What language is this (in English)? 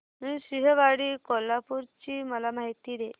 Marathi